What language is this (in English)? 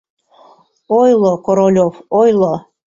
Mari